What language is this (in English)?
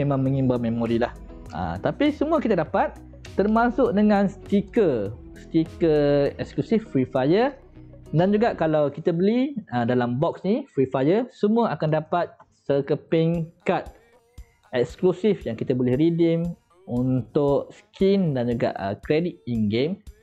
Malay